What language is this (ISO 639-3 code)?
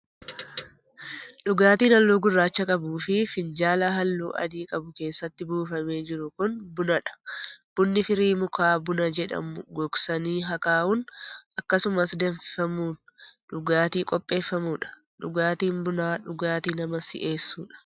orm